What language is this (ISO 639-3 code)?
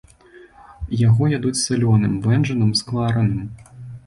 bel